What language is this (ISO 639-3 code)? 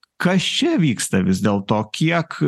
lit